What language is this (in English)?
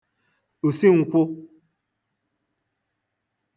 Igbo